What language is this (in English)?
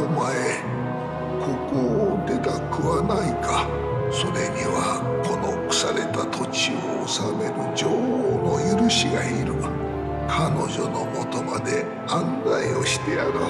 Japanese